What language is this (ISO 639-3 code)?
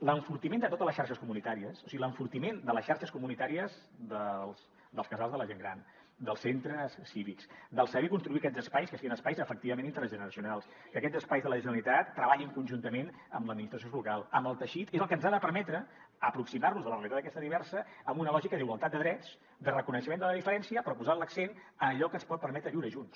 cat